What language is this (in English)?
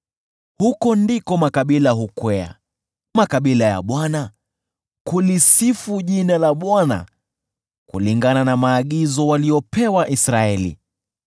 Swahili